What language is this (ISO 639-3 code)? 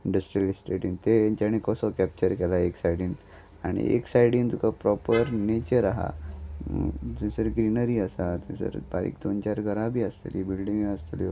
kok